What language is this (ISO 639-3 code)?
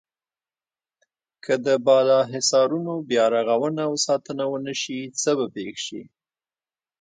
pus